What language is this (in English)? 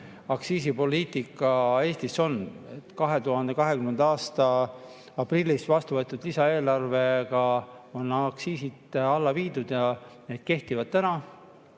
Estonian